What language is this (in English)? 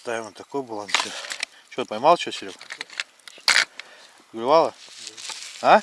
Russian